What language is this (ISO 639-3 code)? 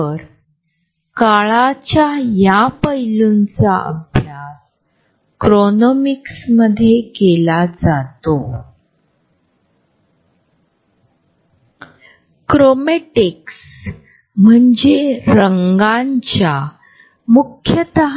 mar